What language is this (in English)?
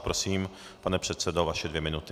Czech